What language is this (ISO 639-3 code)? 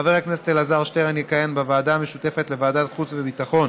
heb